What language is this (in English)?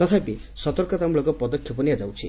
Odia